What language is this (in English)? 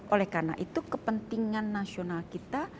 Indonesian